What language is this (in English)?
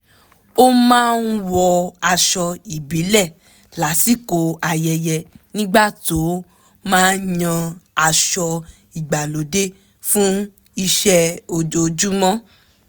Yoruba